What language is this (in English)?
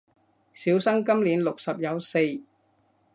Cantonese